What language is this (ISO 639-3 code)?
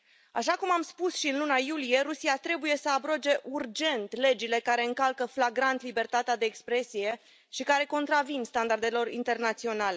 ron